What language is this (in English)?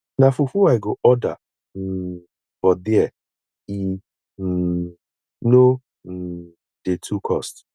Nigerian Pidgin